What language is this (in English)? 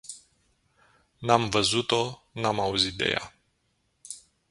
Romanian